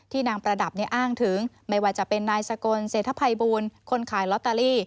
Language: Thai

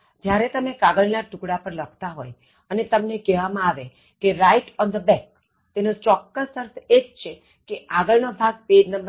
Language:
Gujarati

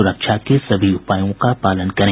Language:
Hindi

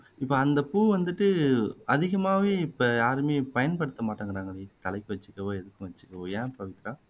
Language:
Tamil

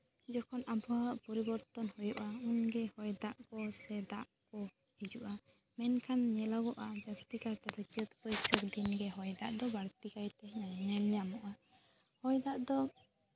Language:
Santali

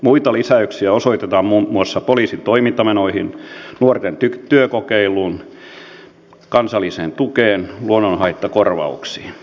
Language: Finnish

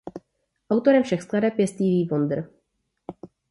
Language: Czech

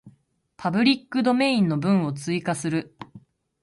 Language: Japanese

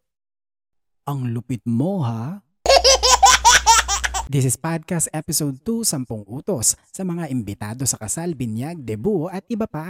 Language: Filipino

